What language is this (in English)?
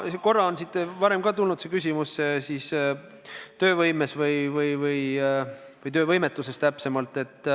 Estonian